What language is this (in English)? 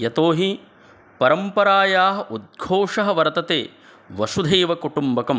Sanskrit